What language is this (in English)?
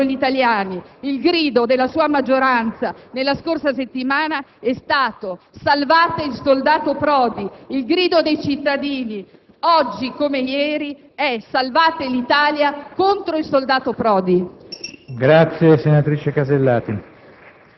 Italian